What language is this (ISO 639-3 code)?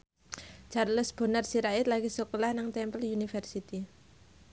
jav